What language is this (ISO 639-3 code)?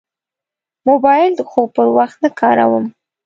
pus